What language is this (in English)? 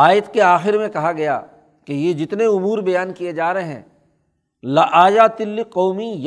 Urdu